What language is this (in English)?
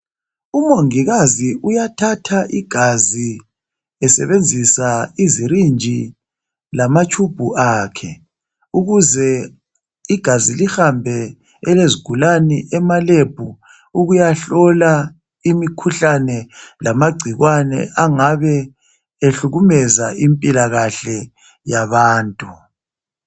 North Ndebele